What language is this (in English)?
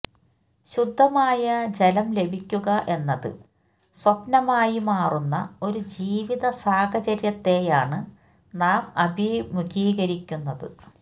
Malayalam